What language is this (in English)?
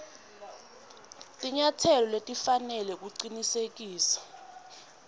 Swati